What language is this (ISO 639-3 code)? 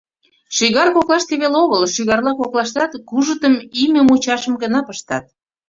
chm